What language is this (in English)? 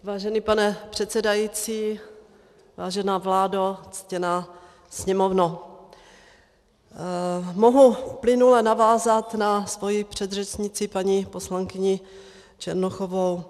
Czech